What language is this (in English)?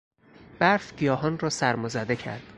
Persian